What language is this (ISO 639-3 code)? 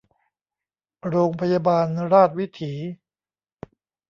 tha